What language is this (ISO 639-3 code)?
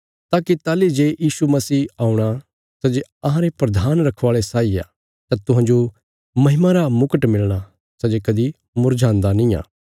kfs